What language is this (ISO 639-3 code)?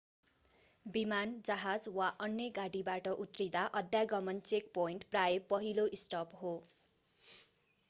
nep